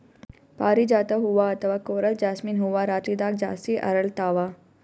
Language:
Kannada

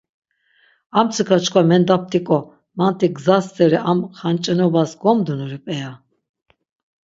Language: Laz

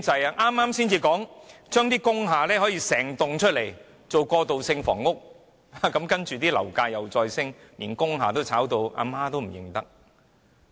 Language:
Cantonese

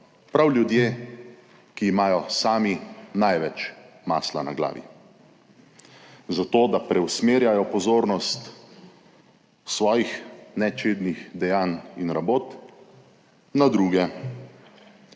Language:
Slovenian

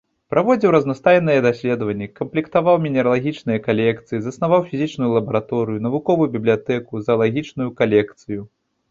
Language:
Belarusian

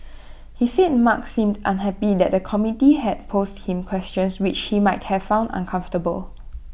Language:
English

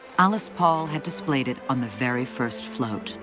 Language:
English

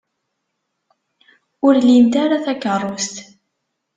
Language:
Kabyle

